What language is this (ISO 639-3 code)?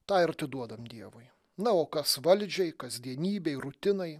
lit